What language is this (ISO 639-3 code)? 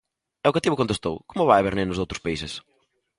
glg